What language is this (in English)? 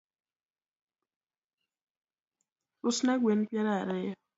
Luo (Kenya and Tanzania)